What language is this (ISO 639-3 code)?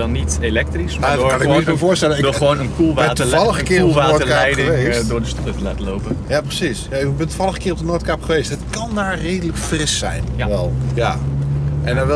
nld